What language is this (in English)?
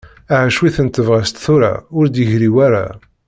Kabyle